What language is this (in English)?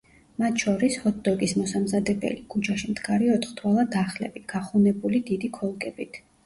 Georgian